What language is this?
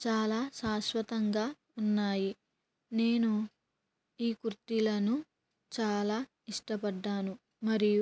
Telugu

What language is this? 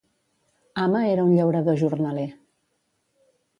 Catalan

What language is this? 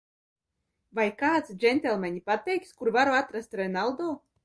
Latvian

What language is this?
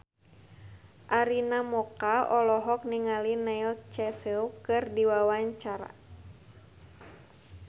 Sundanese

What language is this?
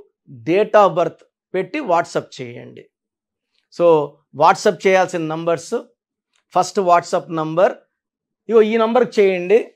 Telugu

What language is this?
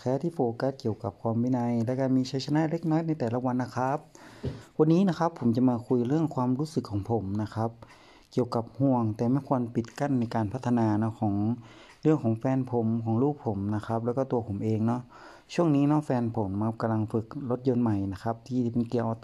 Thai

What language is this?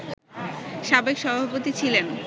Bangla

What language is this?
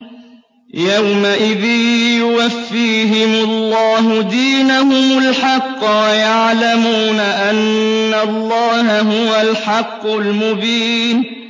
Arabic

